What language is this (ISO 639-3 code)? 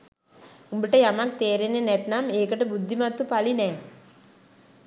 sin